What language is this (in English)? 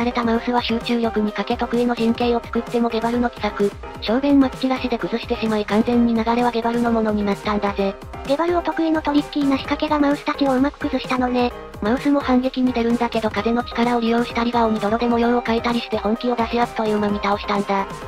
Japanese